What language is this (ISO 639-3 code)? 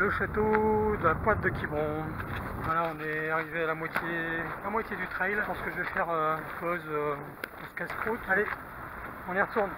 fra